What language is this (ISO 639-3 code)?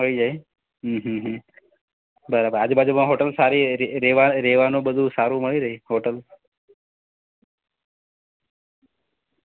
guj